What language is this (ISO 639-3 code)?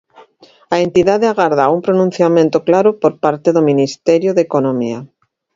glg